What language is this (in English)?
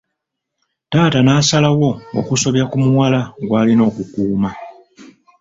Ganda